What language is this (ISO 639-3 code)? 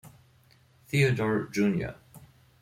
deu